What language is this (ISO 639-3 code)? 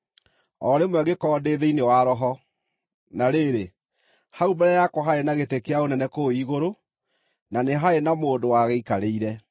kik